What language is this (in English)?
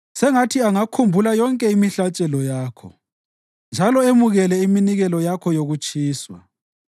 North Ndebele